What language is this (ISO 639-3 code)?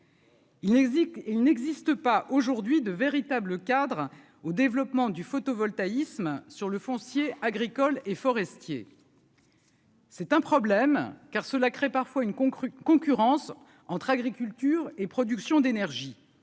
fra